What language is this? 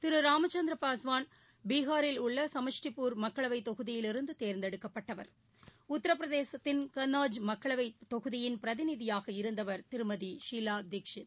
Tamil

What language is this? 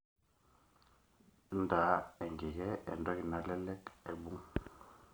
Masai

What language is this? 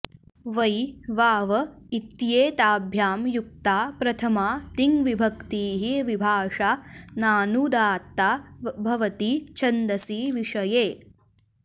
Sanskrit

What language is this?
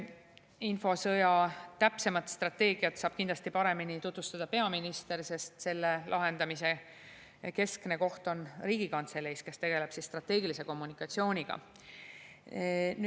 Estonian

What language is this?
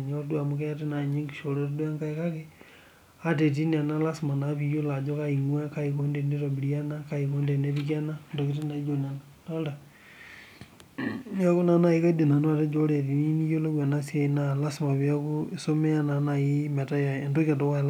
Masai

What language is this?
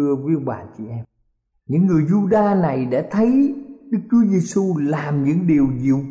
Vietnamese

